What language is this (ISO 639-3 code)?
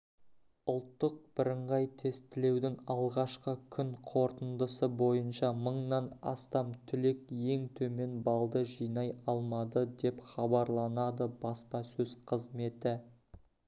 kaz